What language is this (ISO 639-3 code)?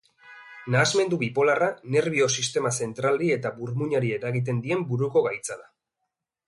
eus